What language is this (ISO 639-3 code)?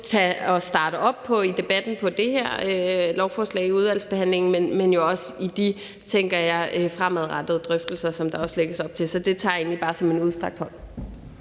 dan